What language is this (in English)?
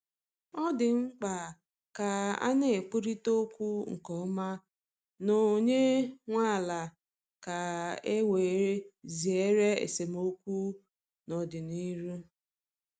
Igbo